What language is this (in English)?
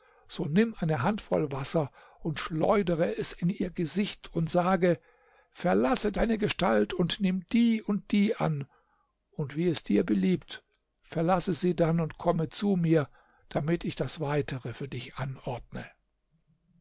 German